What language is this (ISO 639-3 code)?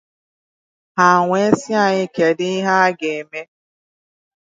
ibo